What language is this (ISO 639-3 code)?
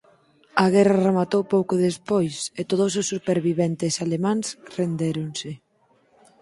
glg